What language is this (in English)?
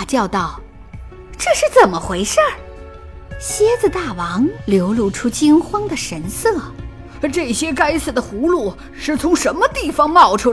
Chinese